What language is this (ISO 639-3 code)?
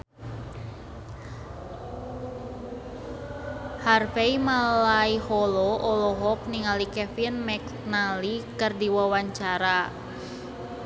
sun